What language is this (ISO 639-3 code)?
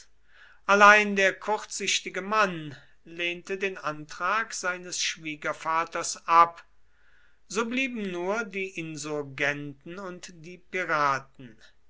deu